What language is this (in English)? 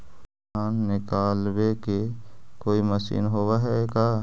Magahi